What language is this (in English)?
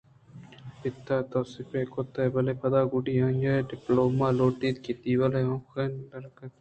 Eastern Balochi